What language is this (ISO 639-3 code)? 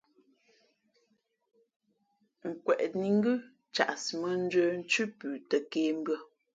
fmp